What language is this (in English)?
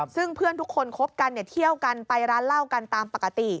Thai